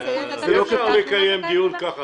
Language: Hebrew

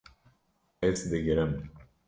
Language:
Kurdish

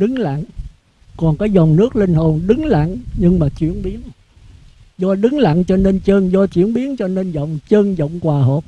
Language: Vietnamese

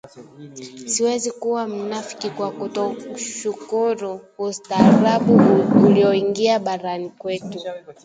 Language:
Swahili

